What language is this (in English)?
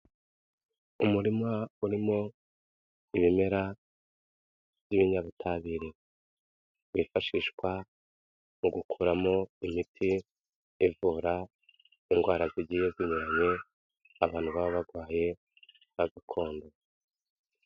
Kinyarwanda